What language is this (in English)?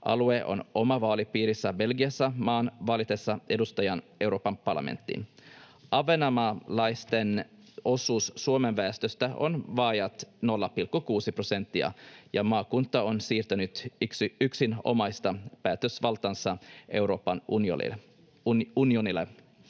Finnish